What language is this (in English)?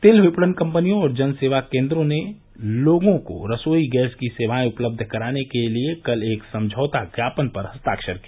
Hindi